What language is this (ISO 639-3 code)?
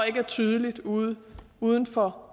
dan